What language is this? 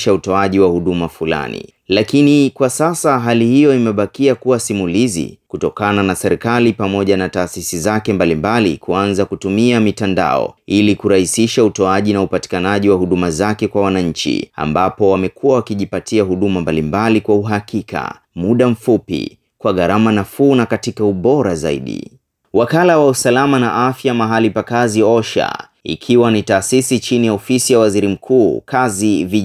Swahili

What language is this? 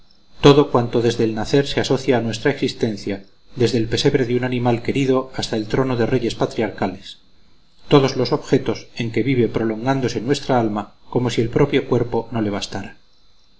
Spanish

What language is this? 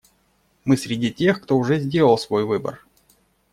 Russian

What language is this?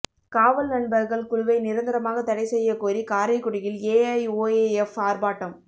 Tamil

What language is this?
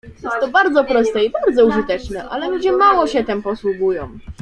Polish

